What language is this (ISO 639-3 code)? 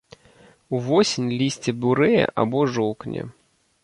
bel